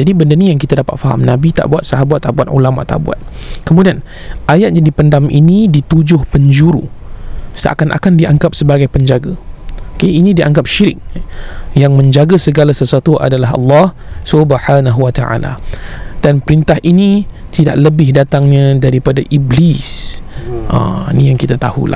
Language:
Malay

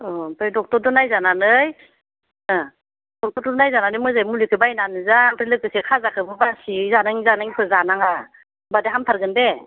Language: Bodo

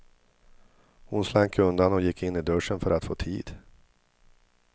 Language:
Swedish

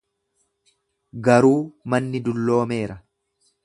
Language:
Oromo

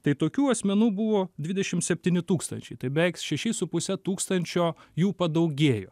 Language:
Lithuanian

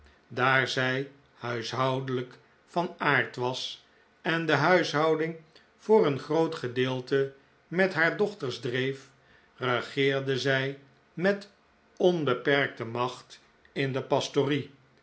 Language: Dutch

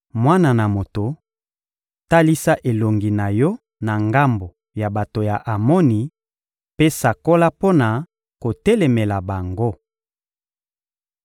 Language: Lingala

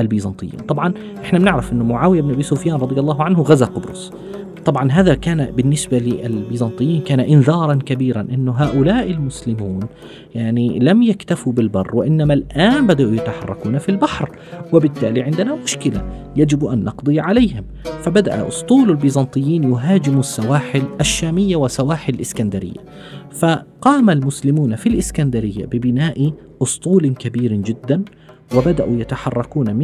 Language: Arabic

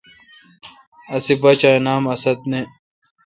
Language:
Kalkoti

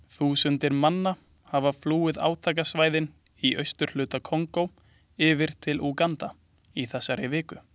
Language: Icelandic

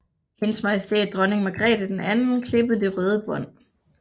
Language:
Danish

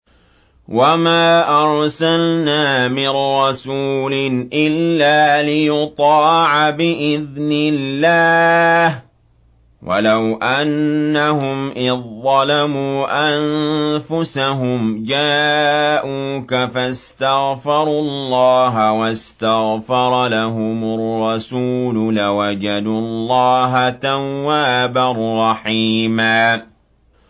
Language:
Arabic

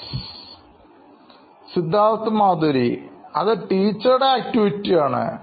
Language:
Malayalam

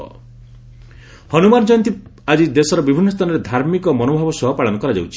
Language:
Odia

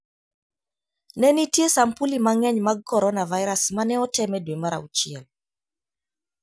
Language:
Luo (Kenya and Tanzania)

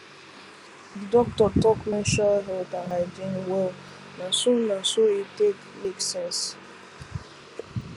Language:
Nigerian Pidgin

